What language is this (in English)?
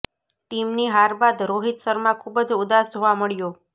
Gujarati